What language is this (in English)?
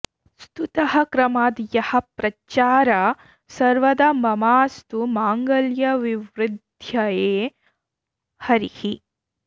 Sanskrit